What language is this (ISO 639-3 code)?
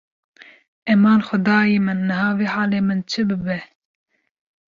kur